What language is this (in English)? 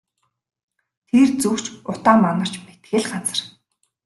Mongolian